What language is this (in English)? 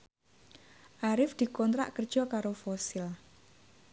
Javanese